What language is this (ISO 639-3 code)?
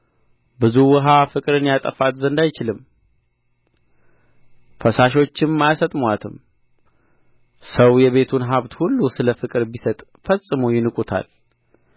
amh